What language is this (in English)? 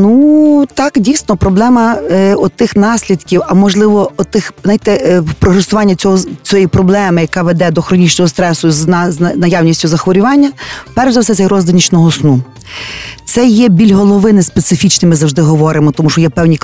Ukrainian